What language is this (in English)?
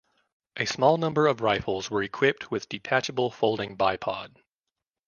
English